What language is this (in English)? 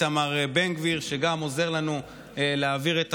Hebrew